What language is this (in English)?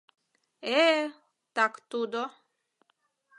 Mari